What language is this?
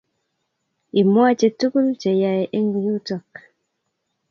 Kalenjin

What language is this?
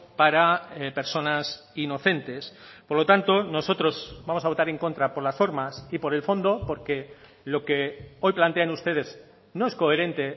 Spanish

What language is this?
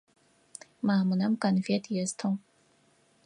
Adyghe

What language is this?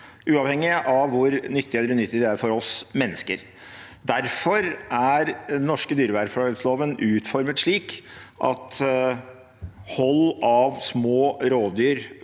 Norwegian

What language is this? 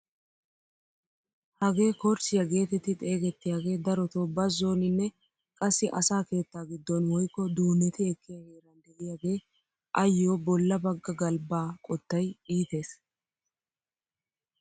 Wolaytta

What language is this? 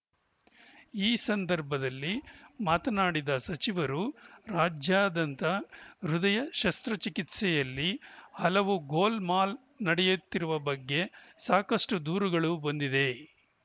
Kannada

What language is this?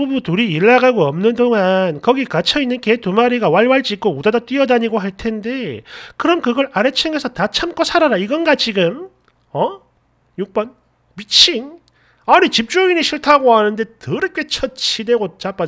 Korean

